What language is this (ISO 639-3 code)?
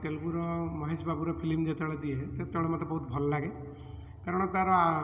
ori